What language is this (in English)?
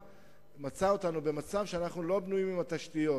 Hebrew